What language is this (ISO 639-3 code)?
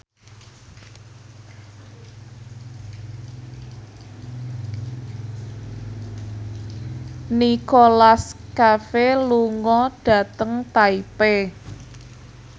jav